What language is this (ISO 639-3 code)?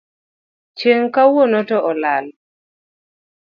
luo